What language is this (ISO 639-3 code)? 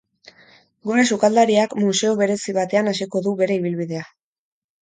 eus